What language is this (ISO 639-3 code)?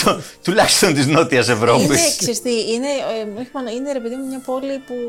ell